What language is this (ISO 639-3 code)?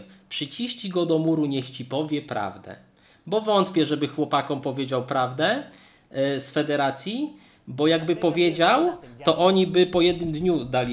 pol